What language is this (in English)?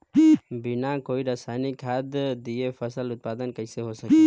Bhojpuri